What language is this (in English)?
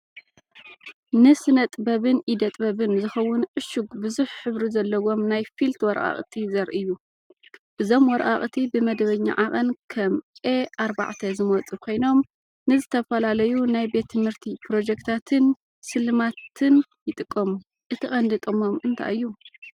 Tigrinya